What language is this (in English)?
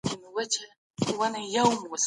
Pashto